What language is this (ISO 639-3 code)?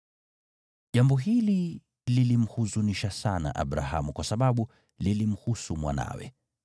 swa